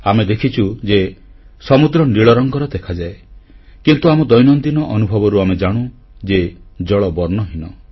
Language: Odia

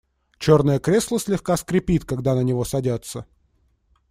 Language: Russian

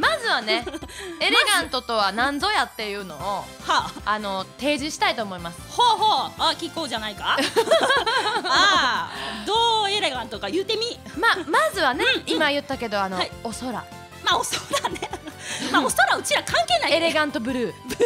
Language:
Japanese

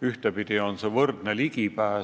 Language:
Estonian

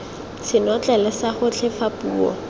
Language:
Tswana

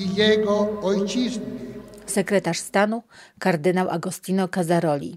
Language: Polish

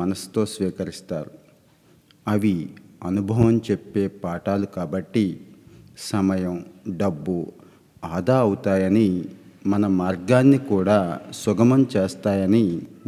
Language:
Telugu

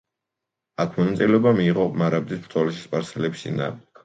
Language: Georgian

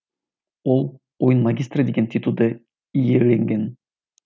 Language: Kazakh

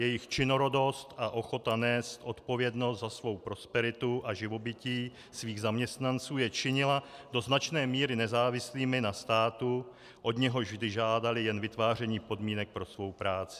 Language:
Czech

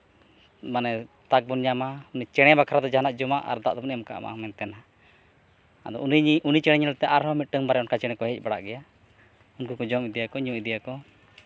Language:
Santali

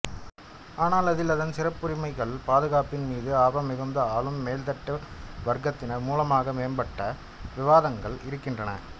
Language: Tamil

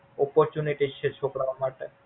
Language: Gujarati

